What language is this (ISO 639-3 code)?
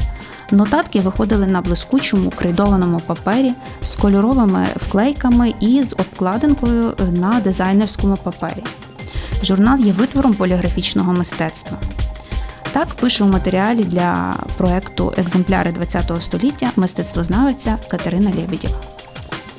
ukr